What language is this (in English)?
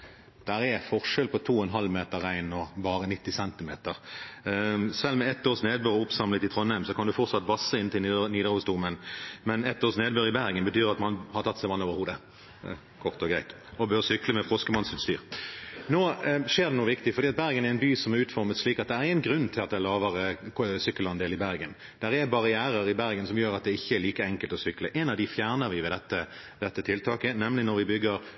Norwegian Bokmål